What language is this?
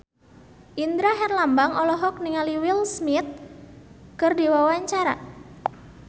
Sundanese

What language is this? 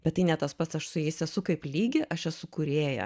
Lithuanian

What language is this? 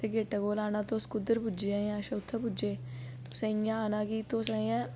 Dogri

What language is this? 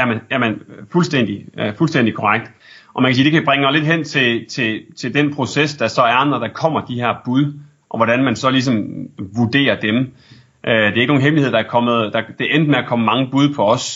Danish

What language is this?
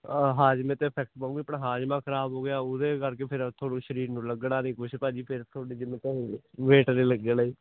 Punjabi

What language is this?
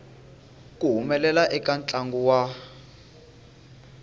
Tsonga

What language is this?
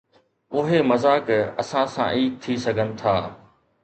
Sindhi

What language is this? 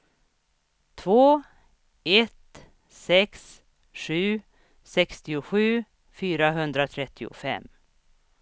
Swedish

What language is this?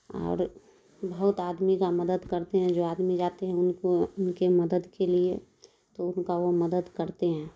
Urdu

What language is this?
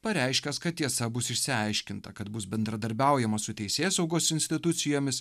Lithuanian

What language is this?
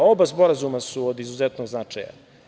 Serbian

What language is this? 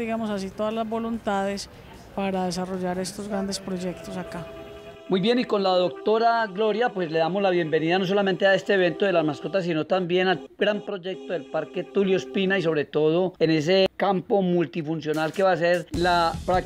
Spanish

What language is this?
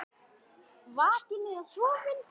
Icelandic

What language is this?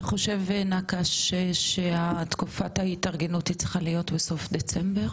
Hebrew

